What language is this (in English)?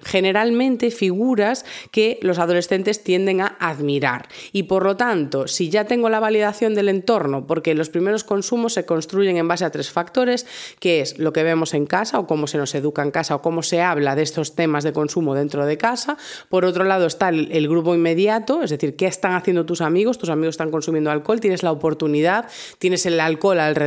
Spanish